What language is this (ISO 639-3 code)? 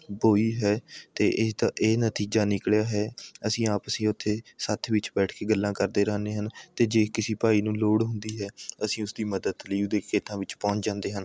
pan